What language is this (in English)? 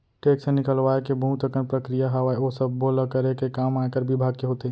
Chhattisgarhi